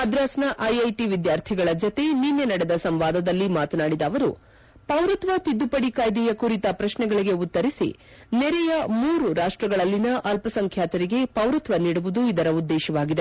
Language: Kannada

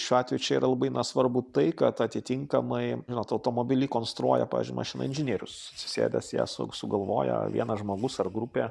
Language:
Lithuanian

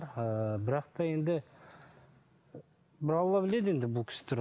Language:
Kazakh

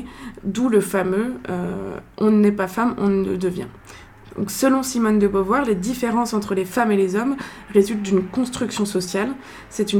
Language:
French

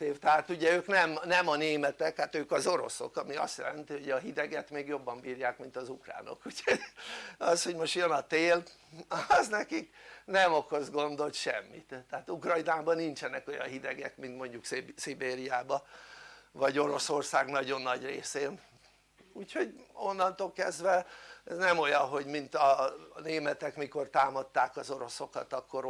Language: Hungarian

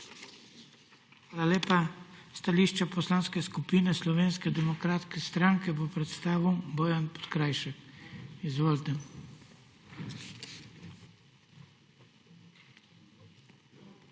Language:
Slovenian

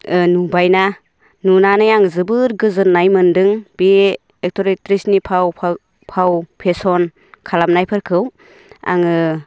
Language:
Bodo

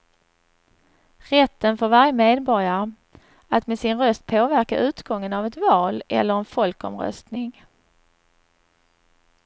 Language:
Swedish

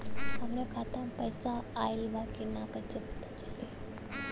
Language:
Bhojpuri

